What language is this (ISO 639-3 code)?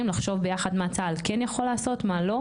heb